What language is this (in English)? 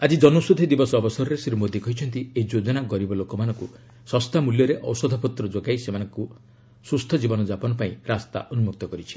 Odia